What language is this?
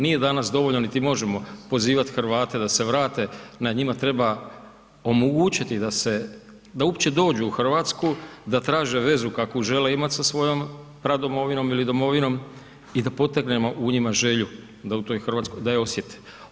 Croatian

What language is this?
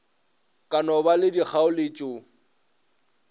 Northern Sotho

